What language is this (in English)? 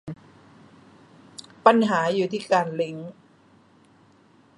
Thai